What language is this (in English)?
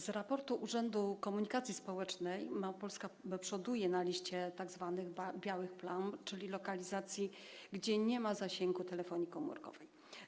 Polish